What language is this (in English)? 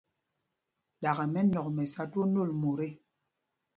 Mpumpong